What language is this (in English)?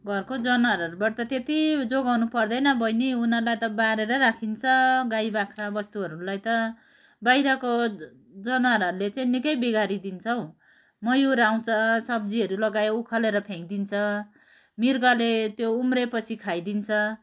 Nepali